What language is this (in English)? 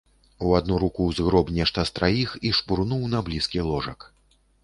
Belarusian